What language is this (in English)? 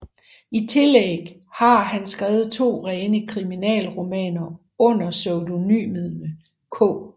Danish